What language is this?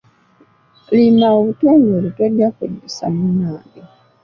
Ganda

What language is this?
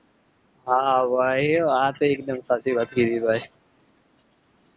Gujarati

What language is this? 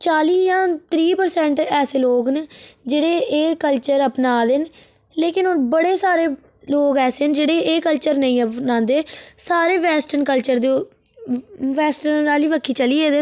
Dogri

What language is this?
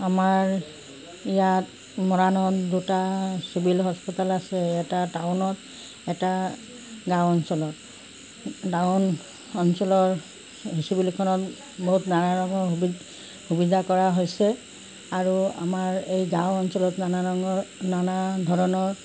Assamese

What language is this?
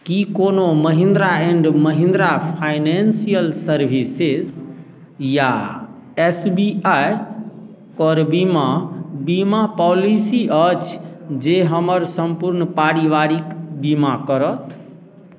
Maithili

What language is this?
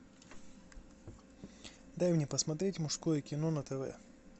Russian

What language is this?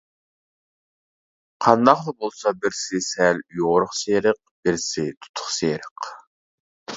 Uyghur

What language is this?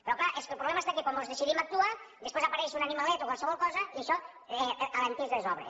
Catalan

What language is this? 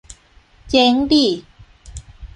Thai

